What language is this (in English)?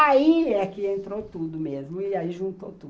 Portuguese